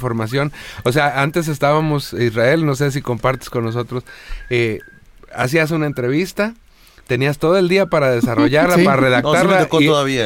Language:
Spanish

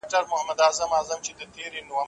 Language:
Pashto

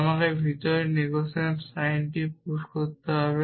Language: Bangla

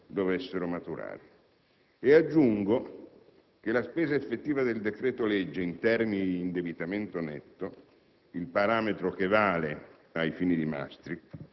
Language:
Italian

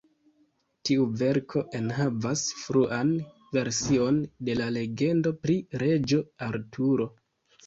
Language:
Esperanto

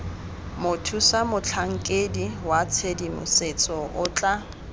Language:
Tswana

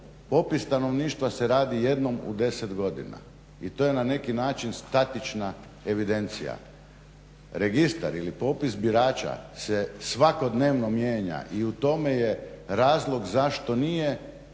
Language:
Croatian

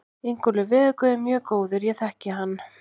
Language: Icelandic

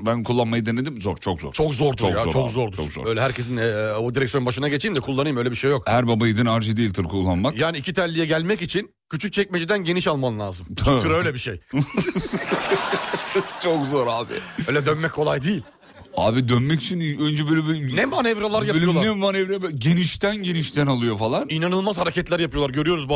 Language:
Turkish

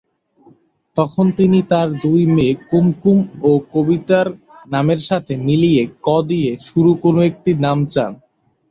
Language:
Bangla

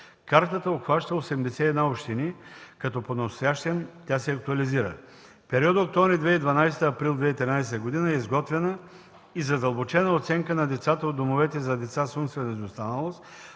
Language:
Bulgarian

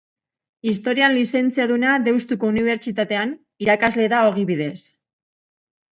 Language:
Basque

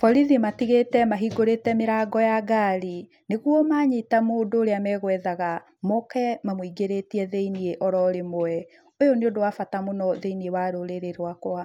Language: Kikuyu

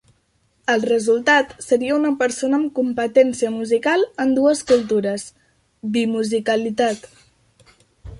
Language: Catalan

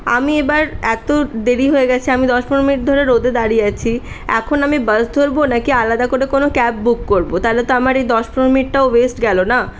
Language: Bangla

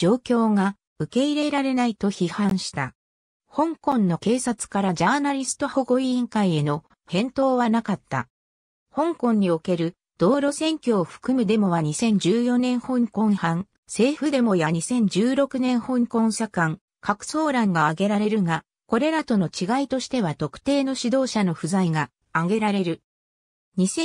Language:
Japanese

